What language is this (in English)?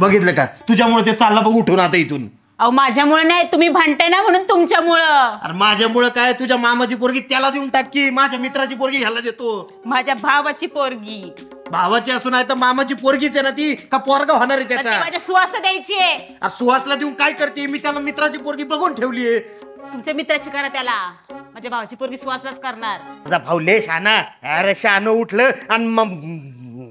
Marathi